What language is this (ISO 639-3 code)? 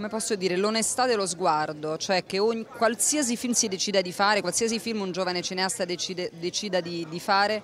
ita